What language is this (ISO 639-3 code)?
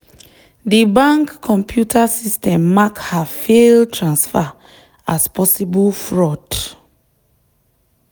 pcm